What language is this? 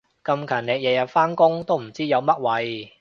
Cantonese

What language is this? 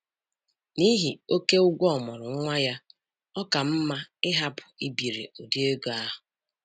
Igbo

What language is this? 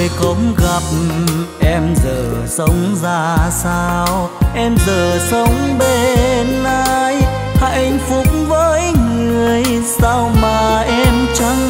Vietnamese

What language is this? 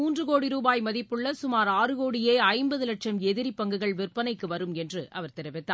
Tamil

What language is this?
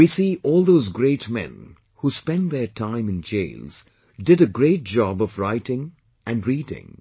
English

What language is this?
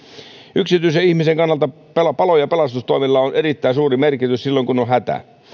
Finnish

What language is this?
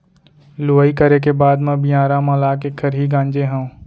Chhattisgarhi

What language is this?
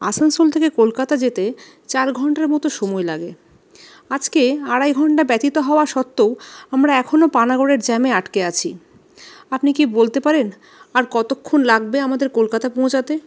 Bangla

